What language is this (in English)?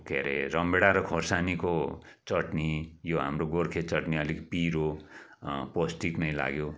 Nepali